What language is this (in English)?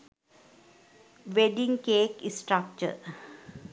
Sinhala